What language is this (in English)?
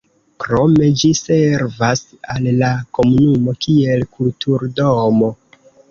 Esperanto